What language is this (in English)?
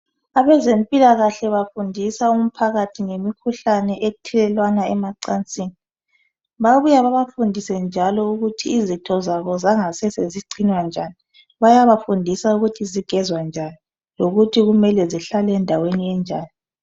North Ndebele